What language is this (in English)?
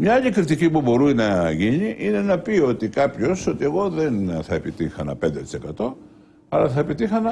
Greek